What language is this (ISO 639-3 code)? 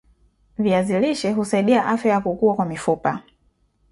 swa